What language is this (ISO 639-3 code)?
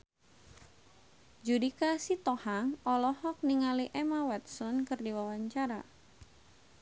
sun